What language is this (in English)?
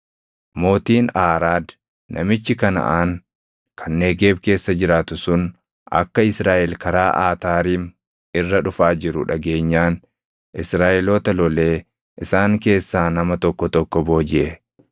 Oromo